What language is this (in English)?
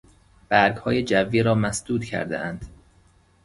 Persian